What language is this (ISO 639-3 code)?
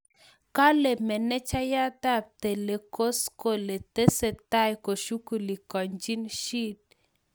kln